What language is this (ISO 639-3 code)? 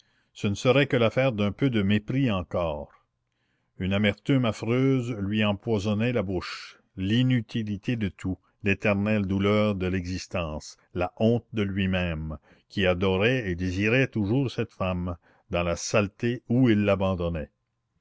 fra